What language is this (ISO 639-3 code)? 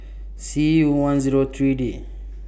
eng